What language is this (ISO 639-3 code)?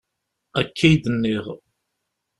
kab